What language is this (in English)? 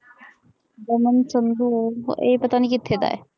Punjabi